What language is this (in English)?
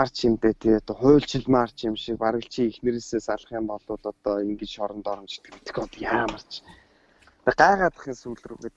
Turkish